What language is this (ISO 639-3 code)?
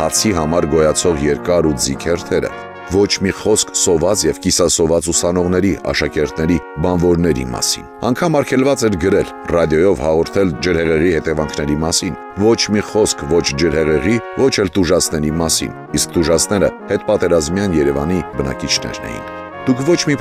tur